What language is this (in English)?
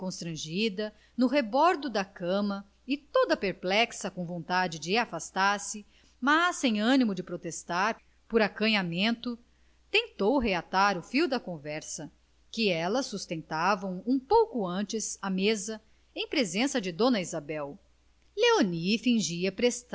Portuguese